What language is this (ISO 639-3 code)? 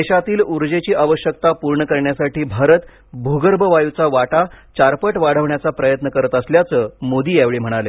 mar